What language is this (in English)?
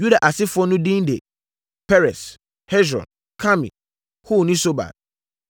Akan